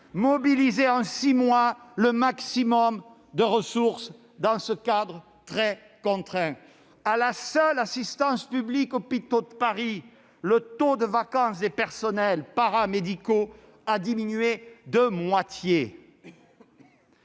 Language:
French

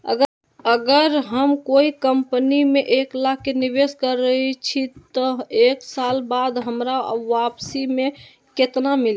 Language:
Magahi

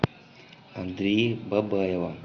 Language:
Russian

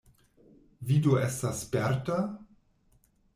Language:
Esperanto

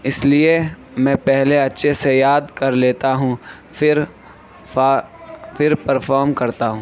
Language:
Urdu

